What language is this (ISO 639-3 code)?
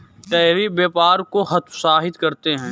hin